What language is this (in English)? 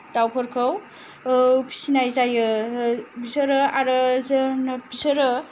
Bodo